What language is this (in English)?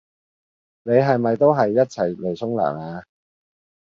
Cantonese